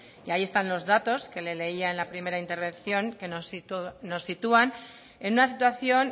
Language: Spanish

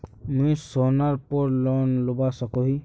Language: Magahi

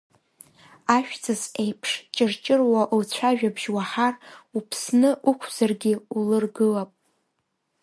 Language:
Abkhazian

